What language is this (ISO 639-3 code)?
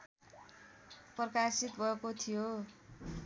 nep